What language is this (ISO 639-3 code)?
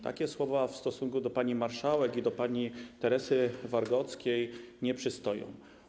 pol